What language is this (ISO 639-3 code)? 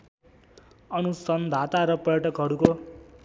nep